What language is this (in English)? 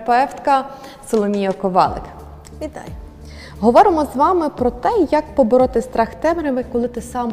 Ukrainian